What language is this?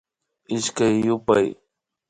Imbabura Highland Quichua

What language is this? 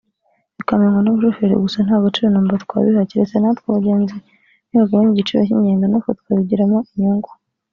Kinyarwanda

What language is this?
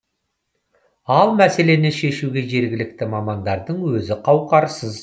Kazakh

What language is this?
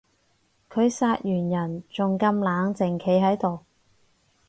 Cantonese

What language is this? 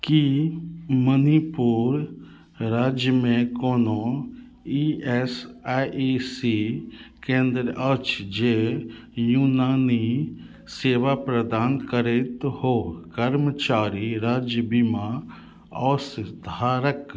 Maithili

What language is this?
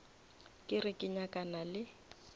Northern Sotho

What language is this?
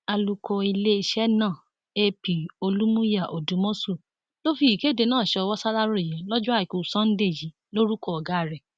Yoruba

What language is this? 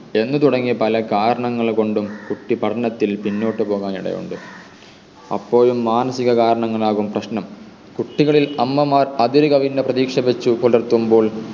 Malayalam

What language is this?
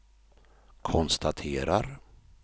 Swedish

